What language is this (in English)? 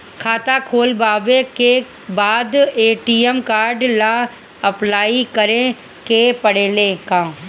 Bhojpuri